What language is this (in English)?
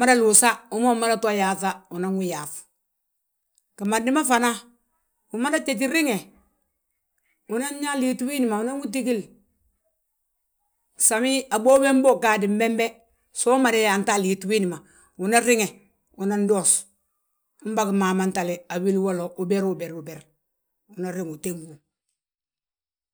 Balanta-Ganja